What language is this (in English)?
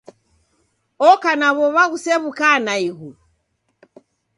Taita